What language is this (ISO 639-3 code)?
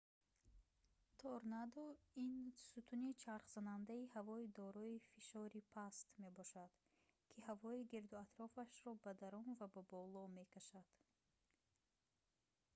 tgk